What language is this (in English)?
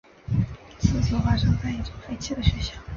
Chinese